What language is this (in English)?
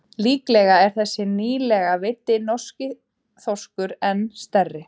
Icelandic